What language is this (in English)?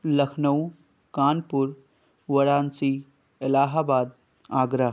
Urdu